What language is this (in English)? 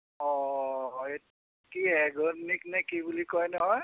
Assamese